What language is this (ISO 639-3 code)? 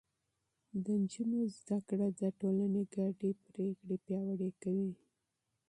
pus